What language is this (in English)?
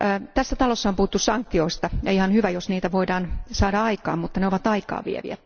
Finnish